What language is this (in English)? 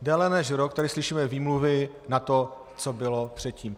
Czech